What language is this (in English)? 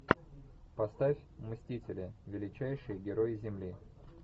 Russian